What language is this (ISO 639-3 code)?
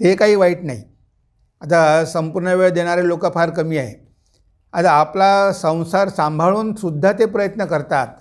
mar